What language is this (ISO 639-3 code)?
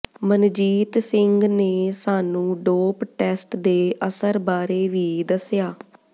pan